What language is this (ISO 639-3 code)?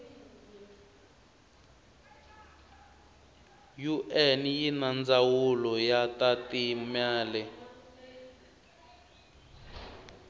tso